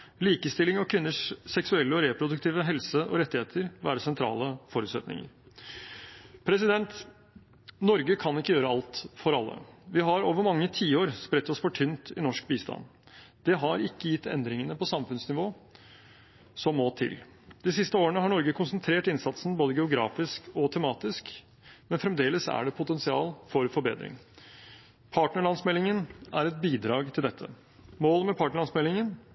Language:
Norwegian Bokmål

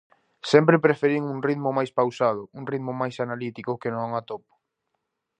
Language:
Galician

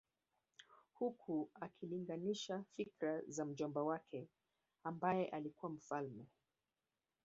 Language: Swahili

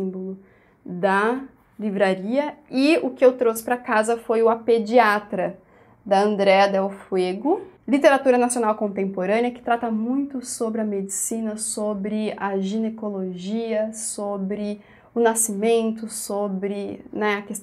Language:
Portuguese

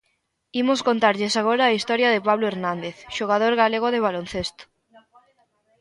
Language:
Galician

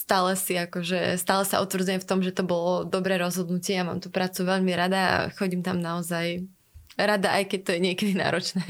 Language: Slovak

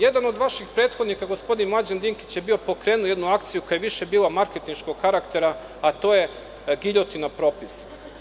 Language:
Serbian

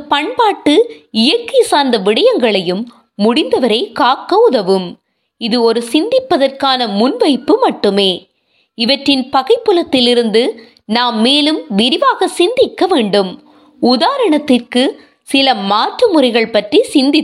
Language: Tamil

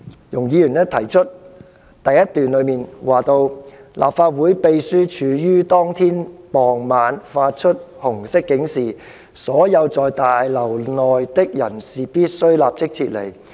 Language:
Cantonese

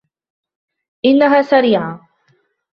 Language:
Arabic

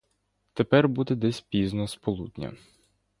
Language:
Ukrainian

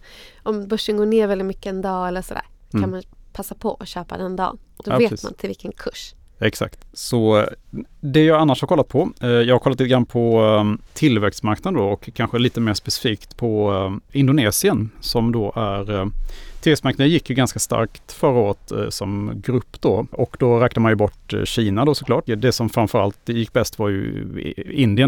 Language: Swedish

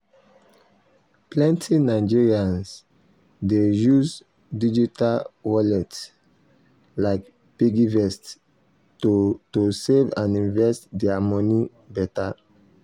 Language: Nigerian Pidgin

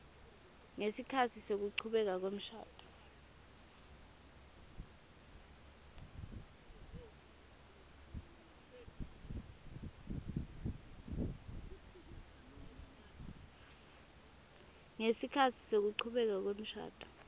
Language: Swati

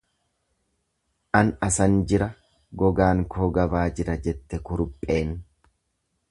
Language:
Oromo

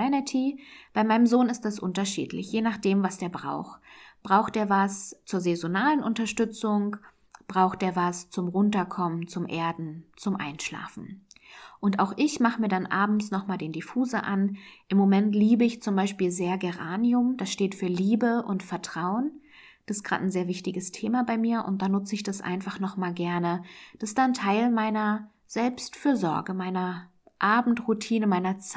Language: German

